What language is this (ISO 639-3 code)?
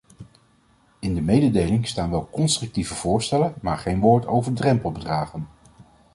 nld